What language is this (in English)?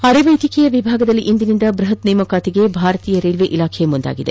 Kannada